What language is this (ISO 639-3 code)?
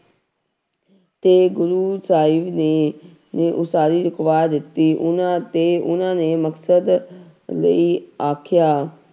pan